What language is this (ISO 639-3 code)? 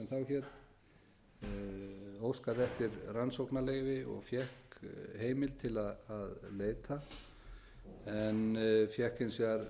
isl